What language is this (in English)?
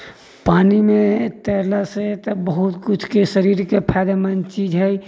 Maithili